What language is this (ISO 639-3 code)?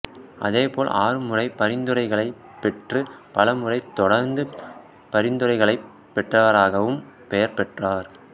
tam